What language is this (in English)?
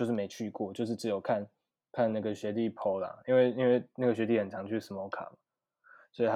Chinese